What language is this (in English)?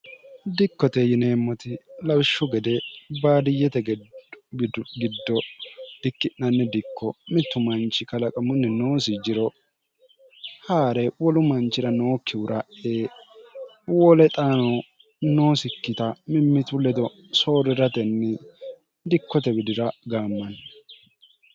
Sidamo